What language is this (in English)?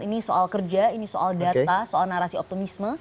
Indonesian